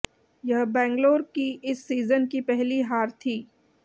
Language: Hindi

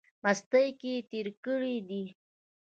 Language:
Pashto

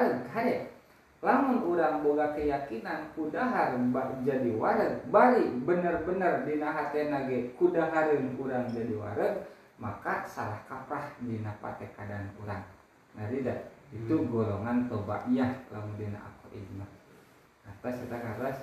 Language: Indonesian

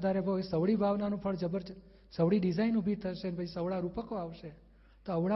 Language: Gujarati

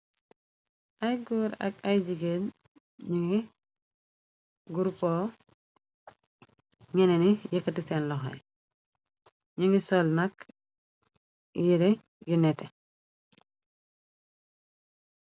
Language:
Wolof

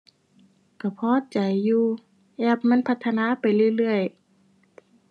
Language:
Thai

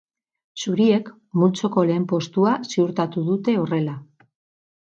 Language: Basque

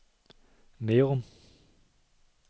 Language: Danish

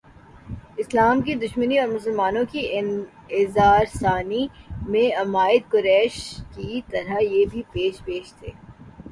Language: Urdu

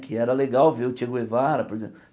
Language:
Portuguese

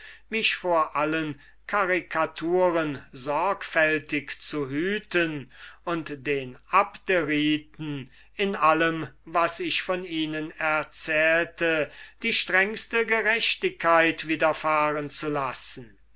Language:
German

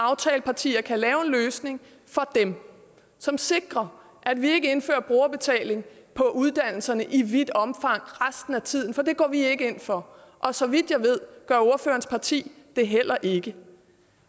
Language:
Danish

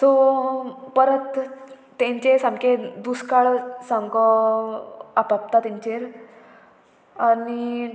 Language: Konkani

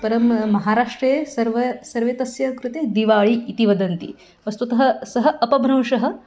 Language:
Sanskrit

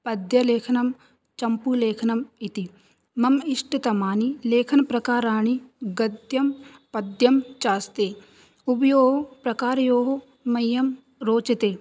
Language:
Sanskrit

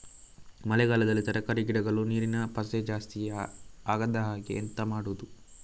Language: Kannada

